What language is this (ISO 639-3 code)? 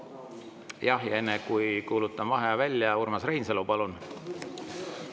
est